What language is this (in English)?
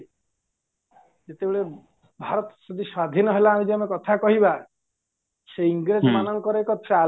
Odia